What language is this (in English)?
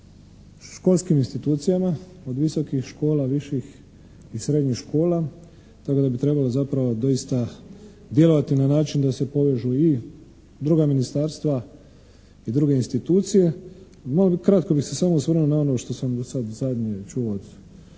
Croatian